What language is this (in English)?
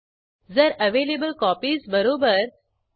Marathi